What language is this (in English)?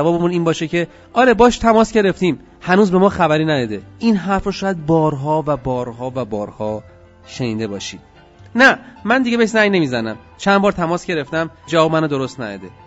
Persian